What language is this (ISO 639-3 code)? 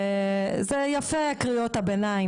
heb